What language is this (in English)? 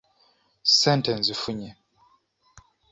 Ganda